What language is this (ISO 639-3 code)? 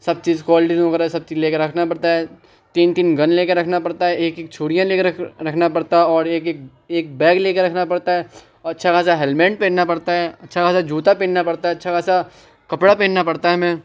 urd